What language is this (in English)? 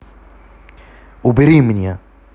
Russian